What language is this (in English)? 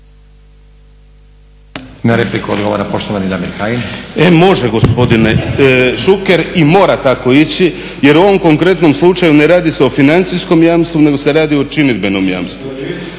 Croatian